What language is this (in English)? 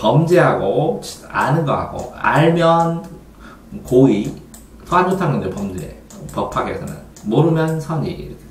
Korean